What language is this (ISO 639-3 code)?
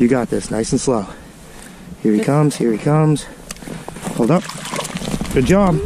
eng